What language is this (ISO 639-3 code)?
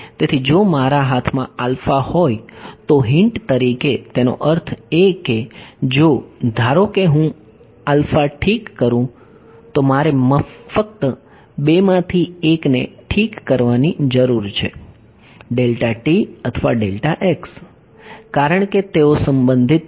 guj